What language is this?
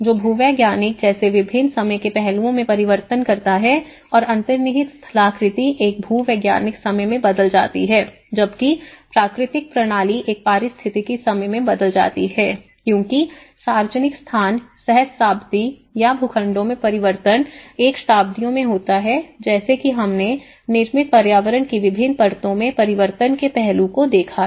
Hindi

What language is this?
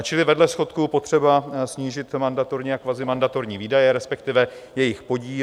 Czech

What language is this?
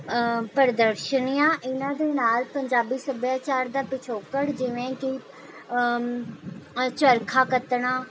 Punjabi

